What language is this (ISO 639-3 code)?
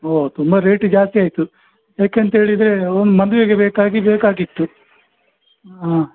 kan